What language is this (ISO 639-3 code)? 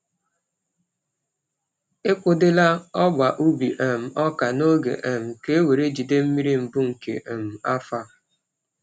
ibo